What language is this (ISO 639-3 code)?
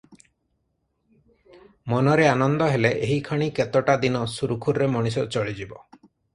ori